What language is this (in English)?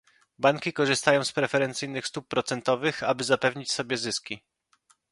Polish